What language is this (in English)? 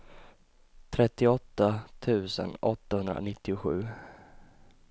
Swedish